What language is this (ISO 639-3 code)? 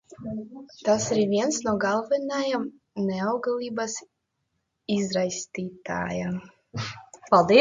lav